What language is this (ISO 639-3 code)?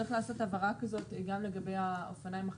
heb